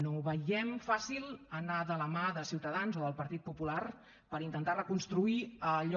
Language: Catalan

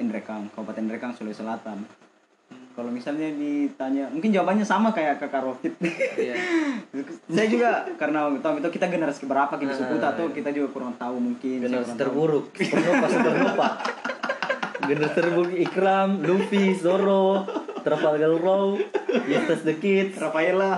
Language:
Indonesian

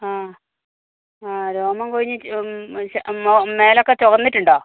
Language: Malayalam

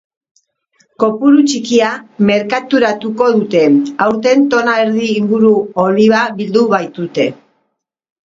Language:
Basque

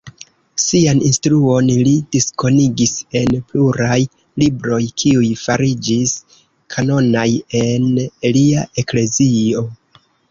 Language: Esperanto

